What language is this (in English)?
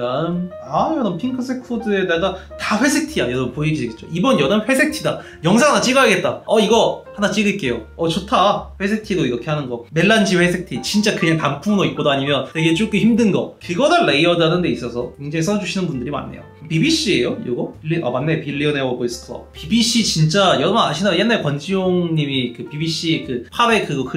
Korean